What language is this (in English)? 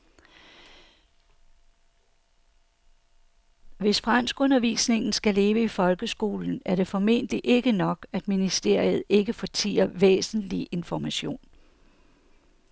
Danish